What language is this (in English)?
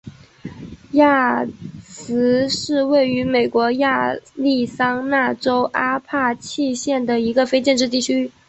Chinese